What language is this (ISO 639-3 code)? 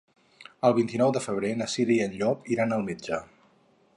cat